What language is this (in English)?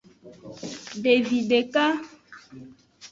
Aja (Benin)